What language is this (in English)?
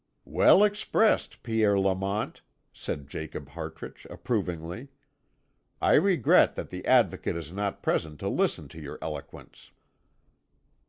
English